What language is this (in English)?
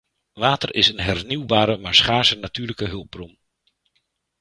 Dutch